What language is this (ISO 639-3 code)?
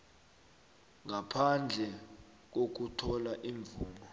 nbl